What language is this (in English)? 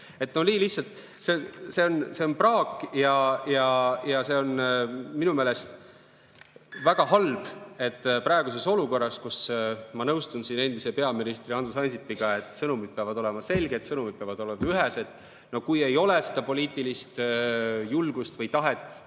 Estonian